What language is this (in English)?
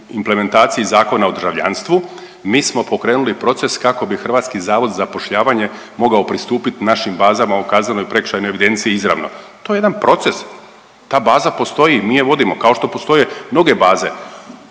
Croatian